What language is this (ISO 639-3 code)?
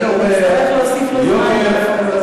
heb